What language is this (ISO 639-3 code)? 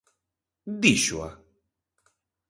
glg